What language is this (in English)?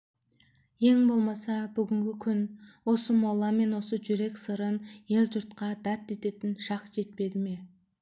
Kazakh